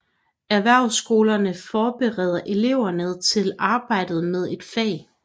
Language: Danish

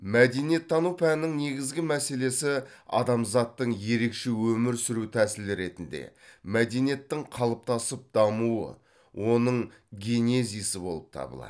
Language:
Kazakh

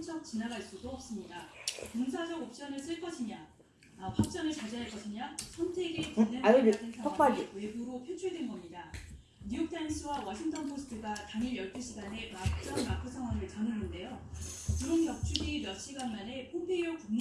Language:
Korean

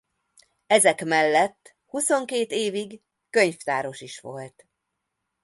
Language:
Hungarian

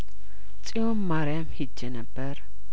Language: Amharic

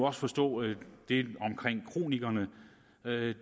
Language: Danish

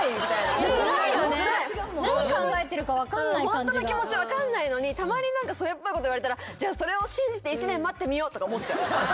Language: Japanese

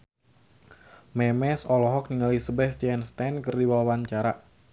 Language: Sundanese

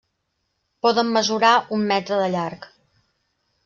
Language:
Catalan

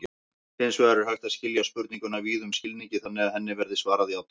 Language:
Icelandic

